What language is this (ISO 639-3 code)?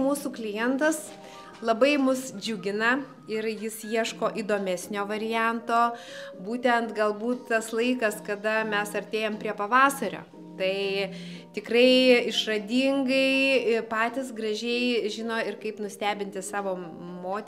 lit